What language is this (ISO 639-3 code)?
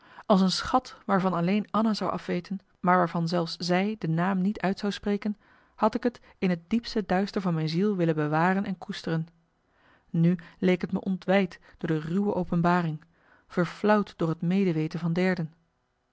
nld